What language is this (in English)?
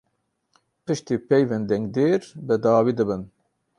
Kurdish